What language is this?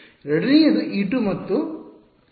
Kannada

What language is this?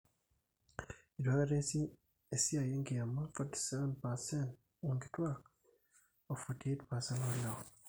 Masai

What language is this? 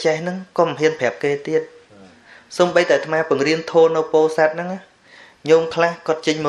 Thai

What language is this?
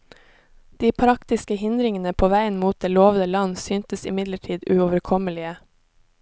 Norwegian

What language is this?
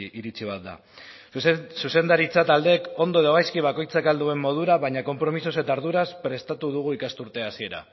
Basque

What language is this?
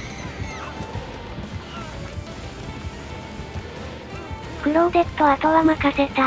Japanese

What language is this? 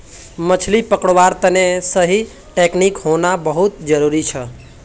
Magahi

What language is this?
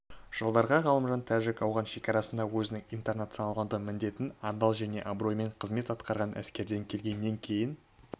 Kazakh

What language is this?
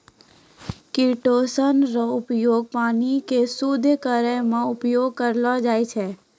Maithili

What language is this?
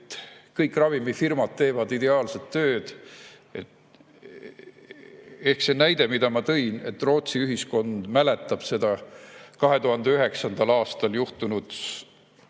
Estonian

